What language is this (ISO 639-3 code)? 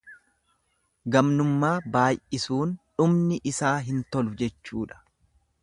orm